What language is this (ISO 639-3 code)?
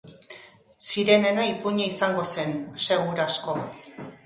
eus